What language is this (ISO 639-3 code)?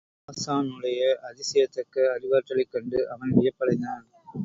tam